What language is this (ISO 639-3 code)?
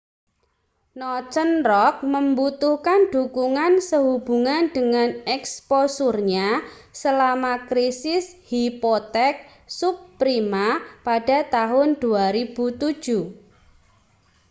ind